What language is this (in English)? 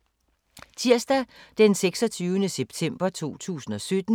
Danish